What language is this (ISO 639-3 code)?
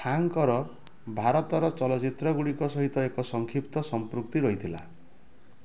ori